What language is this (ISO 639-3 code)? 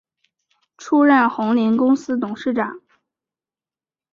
zho